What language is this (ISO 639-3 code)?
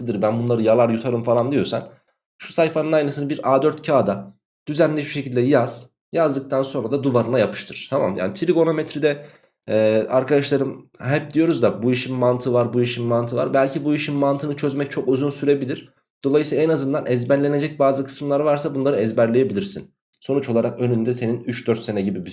tur